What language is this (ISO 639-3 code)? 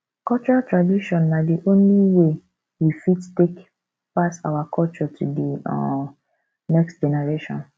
pcm